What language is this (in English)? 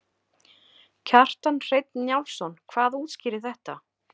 Icelandic